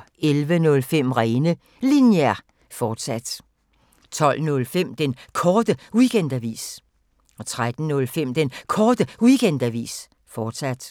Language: Danish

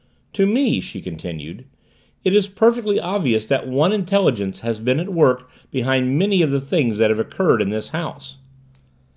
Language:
English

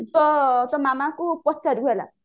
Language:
Odia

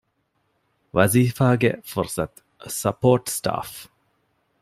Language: Divehi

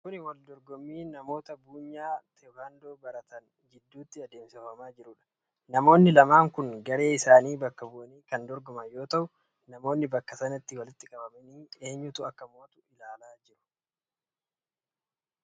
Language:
Oromo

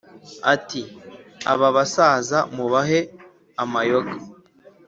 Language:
Kinyarwanda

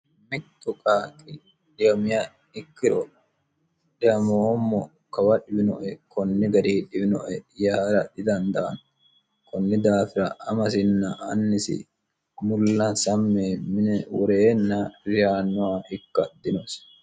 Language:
Sidamo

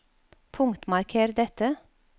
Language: Norwegian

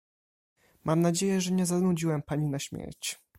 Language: Polish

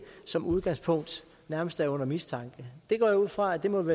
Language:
Danish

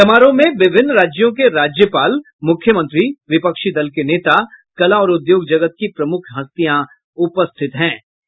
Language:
Hindi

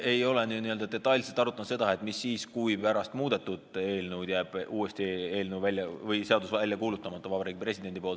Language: Estonian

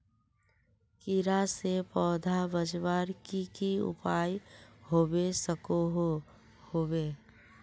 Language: Magahi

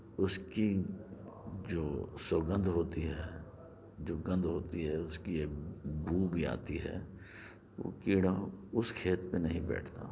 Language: Urdu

